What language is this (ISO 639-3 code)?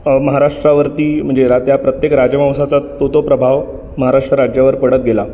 mar